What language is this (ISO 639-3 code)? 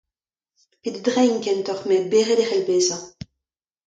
bre